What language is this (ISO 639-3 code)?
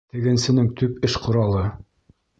bak